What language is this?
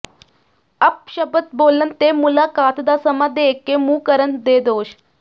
Punjabi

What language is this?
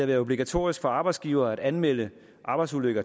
Danish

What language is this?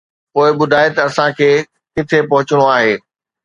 Sindhi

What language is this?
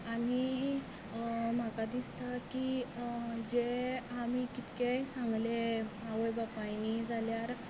Konkani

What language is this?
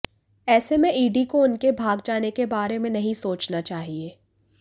Hindi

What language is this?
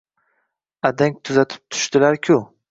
Uzbek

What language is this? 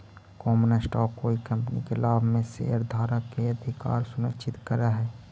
Magahi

